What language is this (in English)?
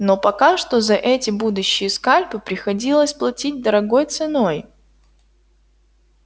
Russian